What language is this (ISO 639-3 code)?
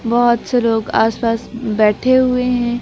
hin